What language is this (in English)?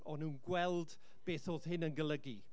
Welsh